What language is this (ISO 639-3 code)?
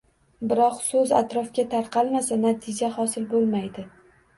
uzb